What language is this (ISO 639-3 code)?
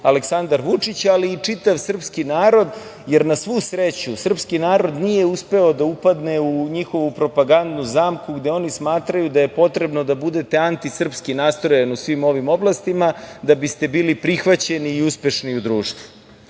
srp